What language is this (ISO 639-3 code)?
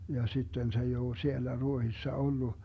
fin